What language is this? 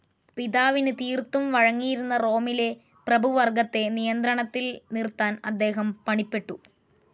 Malayalam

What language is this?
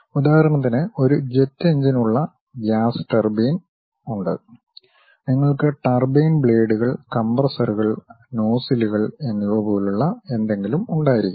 Malayalam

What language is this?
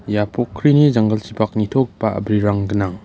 Garo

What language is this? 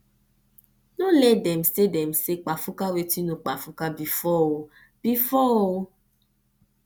Nigerian Pidgin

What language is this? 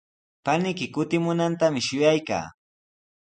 Sihuas Ancash Quechua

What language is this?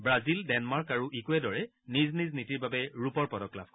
Assamese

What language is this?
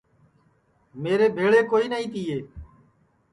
Sansi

